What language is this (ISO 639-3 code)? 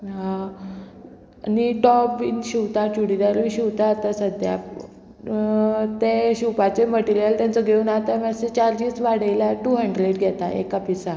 kok